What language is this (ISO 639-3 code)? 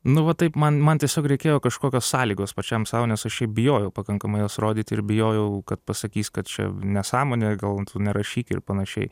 lit